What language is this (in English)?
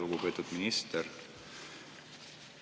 Estonian